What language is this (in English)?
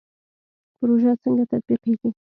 Pashto